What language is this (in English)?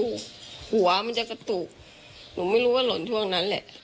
Thai